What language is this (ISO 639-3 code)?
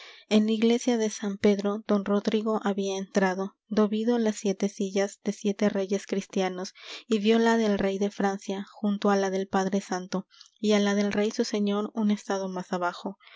spa